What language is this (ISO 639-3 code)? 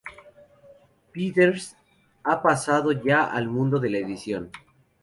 spa